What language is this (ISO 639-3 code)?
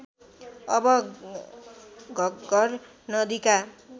nep